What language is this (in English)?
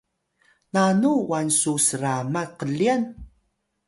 Atayal